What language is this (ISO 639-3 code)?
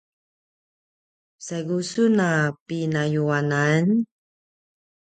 pwn